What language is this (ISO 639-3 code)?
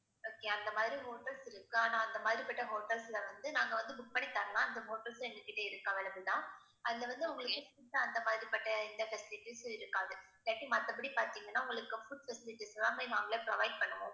tam